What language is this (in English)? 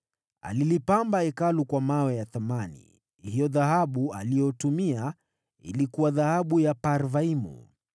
Swahili